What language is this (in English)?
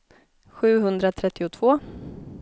Swedish